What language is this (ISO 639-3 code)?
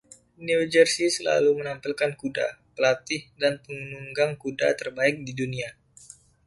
ind